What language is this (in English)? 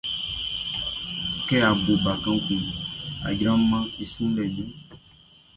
Baoulé